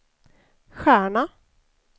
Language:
Swedish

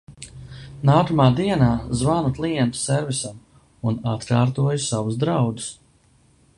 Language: Latvian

